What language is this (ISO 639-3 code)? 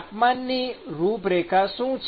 guj